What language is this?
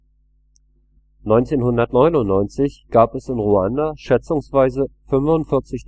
German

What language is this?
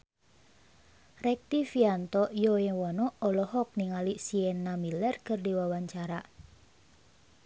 Sundanese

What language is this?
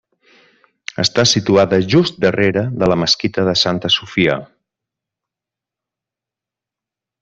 Catalan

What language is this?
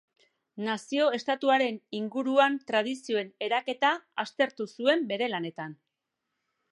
Basque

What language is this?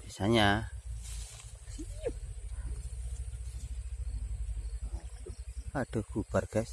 Indonesian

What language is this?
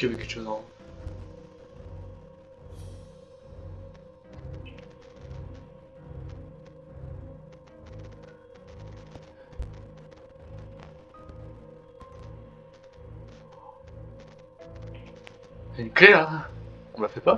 French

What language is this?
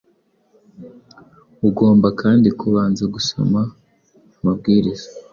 Kinyarwanda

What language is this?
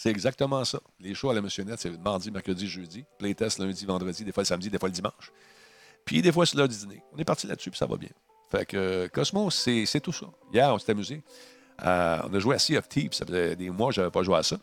French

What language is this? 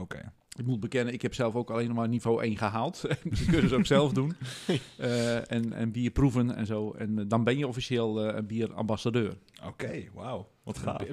Dutch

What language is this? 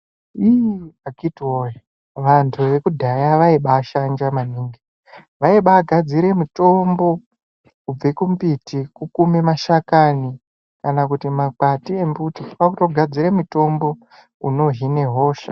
Ndau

